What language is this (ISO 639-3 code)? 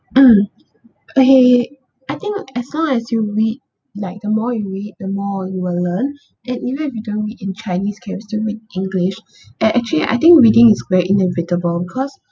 eng